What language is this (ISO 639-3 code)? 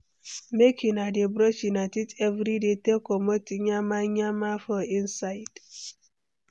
pcm